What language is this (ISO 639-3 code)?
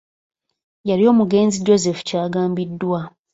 lug